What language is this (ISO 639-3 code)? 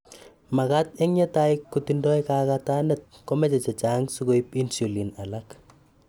kln